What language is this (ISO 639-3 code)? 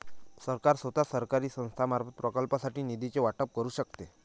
mar